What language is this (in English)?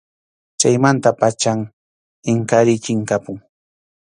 Arequipa-La Unión Quechua